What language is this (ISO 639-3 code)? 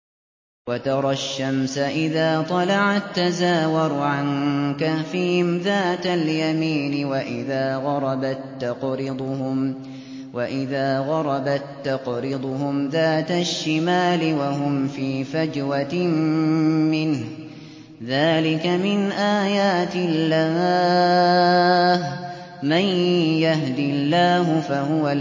ara